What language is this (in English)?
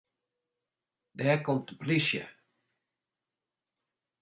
Western Frisian